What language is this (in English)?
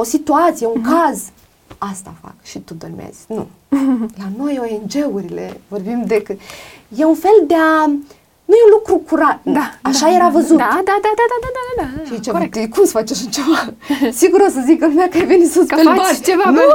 Romanian